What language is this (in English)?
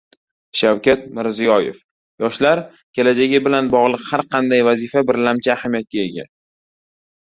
Uzbek